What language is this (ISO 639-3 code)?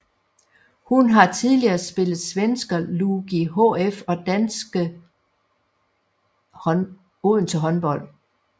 dan